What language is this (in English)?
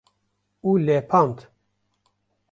Kurdish